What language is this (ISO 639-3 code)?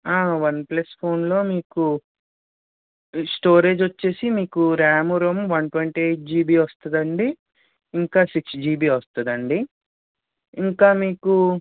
tel